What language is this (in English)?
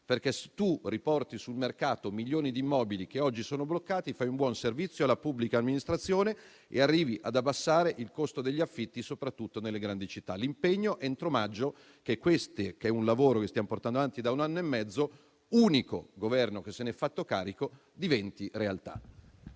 Italian